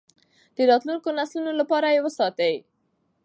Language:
Pashto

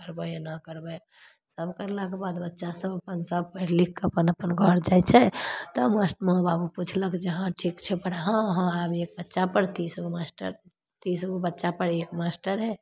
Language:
Maithili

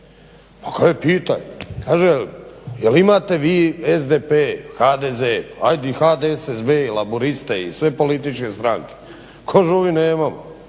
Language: Croatian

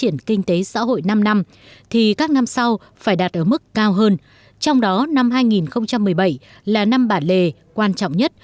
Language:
Vietnamese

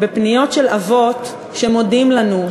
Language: Hebrew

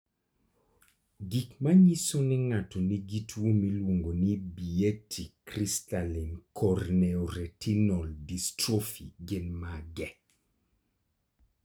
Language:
Luo (Kenya and Tanzania)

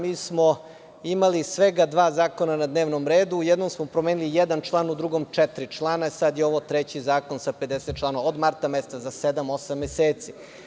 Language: Serbian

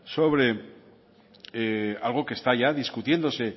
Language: Spanish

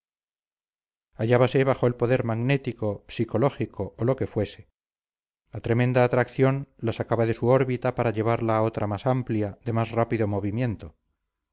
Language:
Spanish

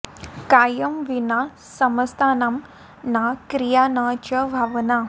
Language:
Sanskrit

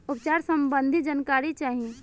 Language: Bhojpuri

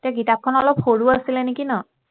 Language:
Assamese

